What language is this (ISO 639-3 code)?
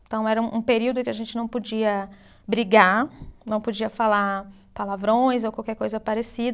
por